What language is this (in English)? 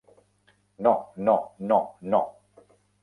Catalan